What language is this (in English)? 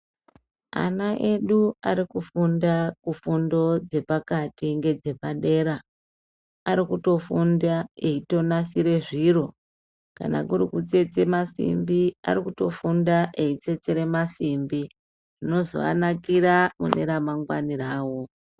Ndau